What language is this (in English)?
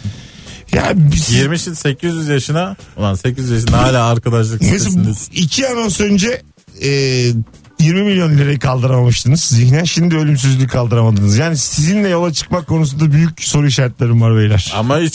Turkish